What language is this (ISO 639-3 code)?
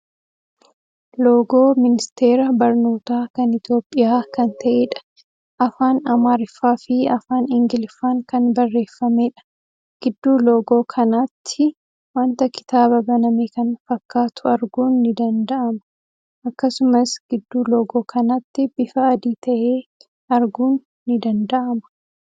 orm